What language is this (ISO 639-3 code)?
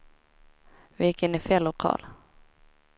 swe